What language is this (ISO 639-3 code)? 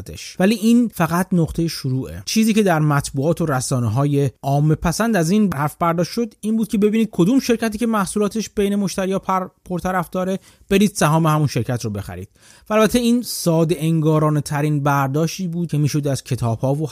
fas